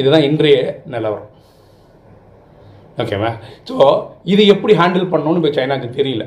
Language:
Tamil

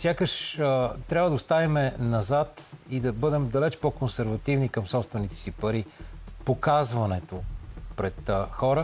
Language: Bulgarian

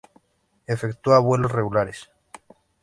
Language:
Spanish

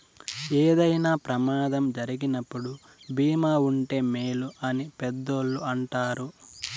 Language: Telugu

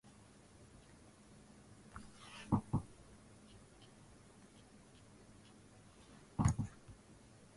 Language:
Swahili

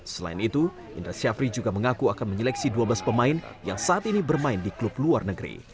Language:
Indonesian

